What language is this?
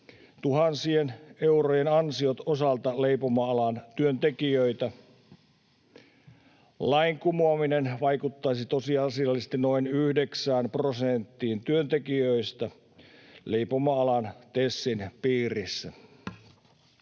Finnish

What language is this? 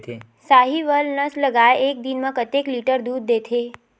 Chhattisgarhi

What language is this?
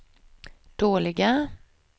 Swedish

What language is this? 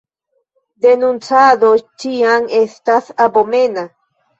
Esperanto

